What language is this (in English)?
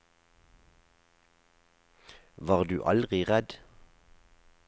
Norwegian